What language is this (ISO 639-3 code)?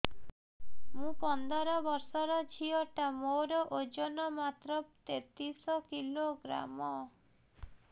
ori